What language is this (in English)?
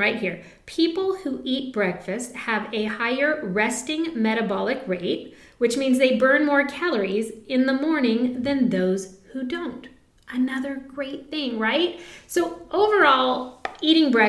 English